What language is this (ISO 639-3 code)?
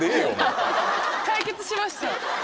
jpn